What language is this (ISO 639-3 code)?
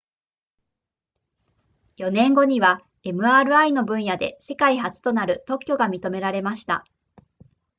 jpn